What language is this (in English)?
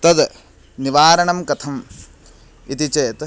Sanskrit